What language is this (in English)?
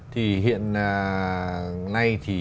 Vietnamese